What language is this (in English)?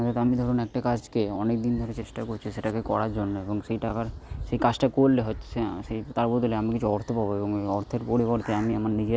Bangla